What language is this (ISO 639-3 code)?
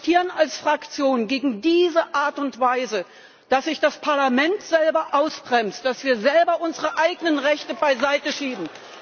deu